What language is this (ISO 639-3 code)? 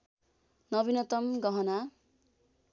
nep